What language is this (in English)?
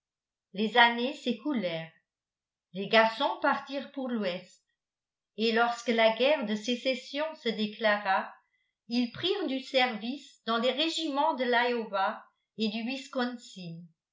French